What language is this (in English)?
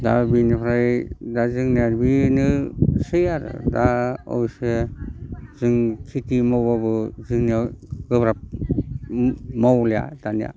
Bodo